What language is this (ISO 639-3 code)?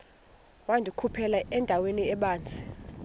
xho